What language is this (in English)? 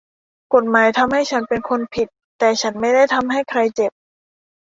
Thai